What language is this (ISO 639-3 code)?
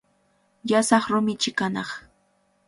qvl